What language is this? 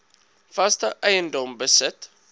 Afrikaans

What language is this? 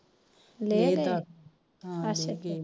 Punjabi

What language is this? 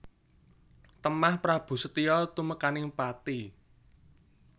Javanese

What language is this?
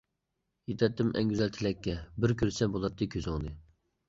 Uyghur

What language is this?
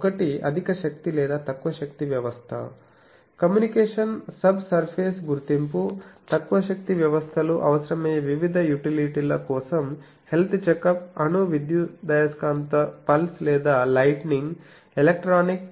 Telugu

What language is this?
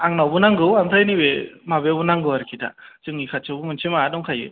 Bodo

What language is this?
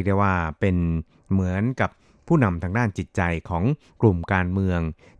Thai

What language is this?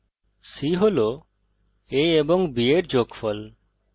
Bangla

